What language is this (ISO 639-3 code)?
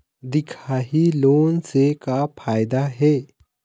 hne